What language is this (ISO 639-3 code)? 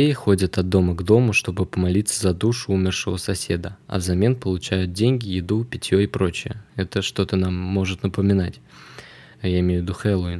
rus